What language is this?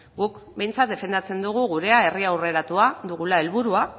Basque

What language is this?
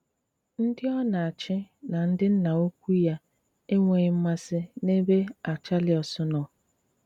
Igbo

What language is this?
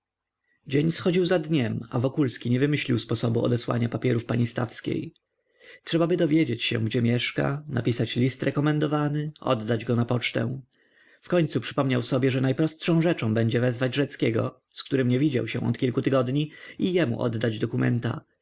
Polish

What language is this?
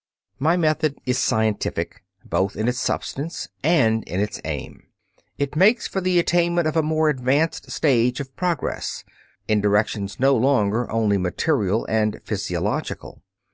English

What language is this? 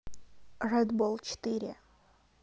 Russian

